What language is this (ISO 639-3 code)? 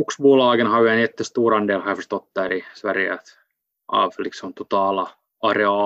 swe